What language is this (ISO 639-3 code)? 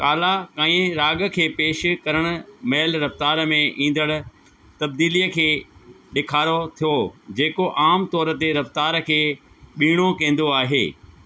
snd